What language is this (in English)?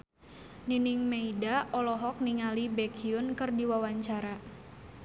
Sundanese